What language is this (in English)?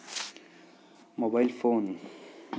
Kannada